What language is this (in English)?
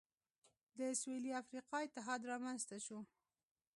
Pashto